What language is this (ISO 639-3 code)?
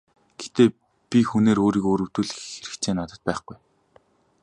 mon